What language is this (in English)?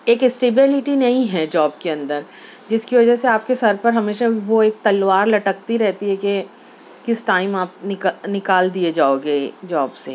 Urdu